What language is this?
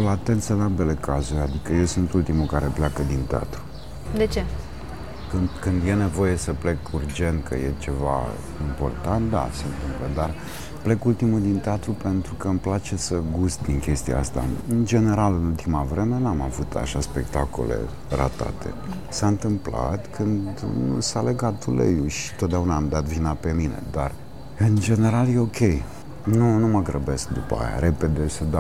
Romanian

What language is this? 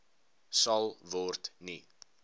Afrikaans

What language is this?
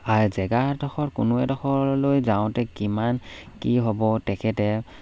Assamese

